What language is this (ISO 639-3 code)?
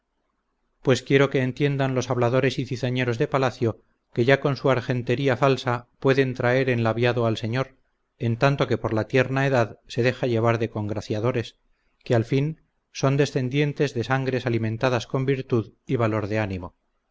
spa